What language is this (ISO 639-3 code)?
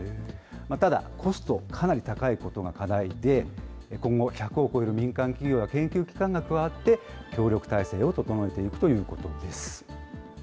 jpn